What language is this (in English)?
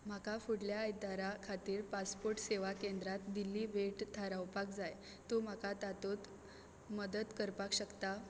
Konkani